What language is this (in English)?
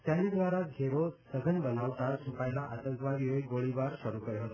Gujarati